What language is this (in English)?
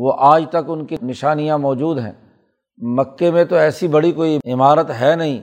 Urdu